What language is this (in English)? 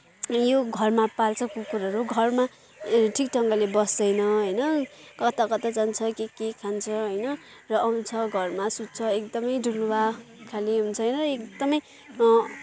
Nepali